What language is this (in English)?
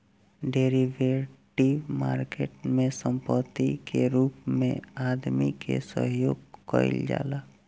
Bhojpuri